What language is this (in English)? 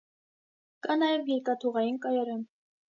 Armenian